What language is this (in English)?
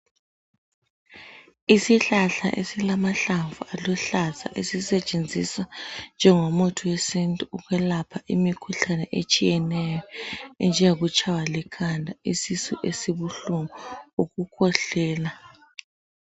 North Ndebele